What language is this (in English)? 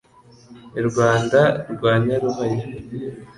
Kinyarwanda